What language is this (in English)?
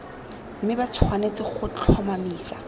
Tswana